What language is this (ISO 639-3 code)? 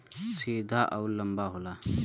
bho